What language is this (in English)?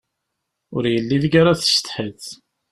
Kabyle